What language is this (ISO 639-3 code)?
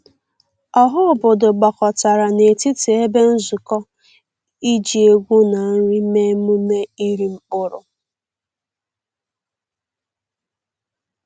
ibo